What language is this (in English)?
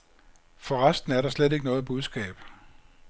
Danish